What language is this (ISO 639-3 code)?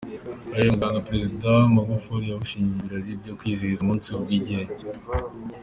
kin